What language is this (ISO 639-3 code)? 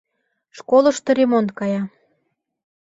chm